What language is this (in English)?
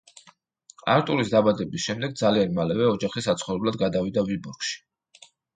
Georgian